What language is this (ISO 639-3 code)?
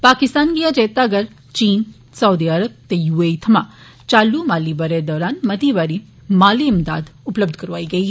doi